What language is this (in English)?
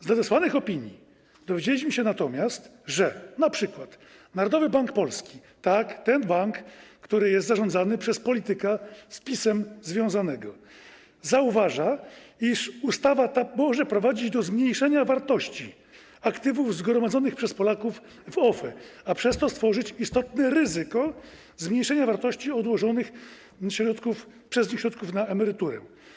Polish